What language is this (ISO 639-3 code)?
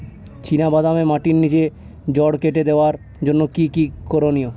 ben